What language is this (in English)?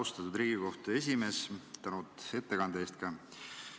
Estonian